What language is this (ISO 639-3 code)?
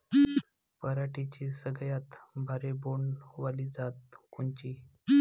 mar